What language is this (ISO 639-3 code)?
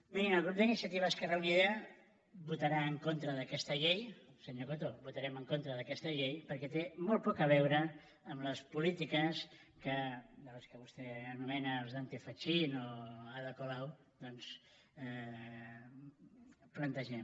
cat